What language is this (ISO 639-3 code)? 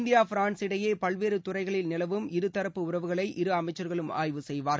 tam